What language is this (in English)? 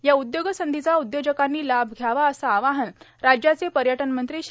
Marathi